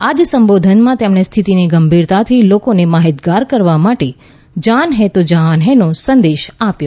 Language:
Gujarati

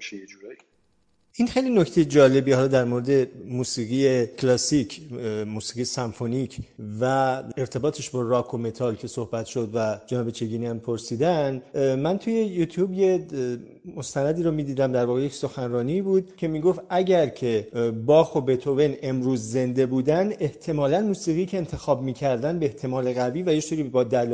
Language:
Persian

